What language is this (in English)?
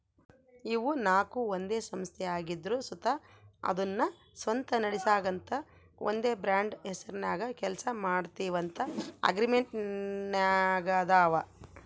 Kannada